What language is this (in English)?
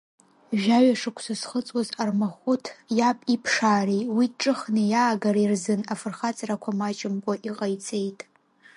Abkhazian